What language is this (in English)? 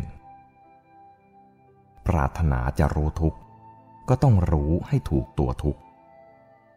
Thai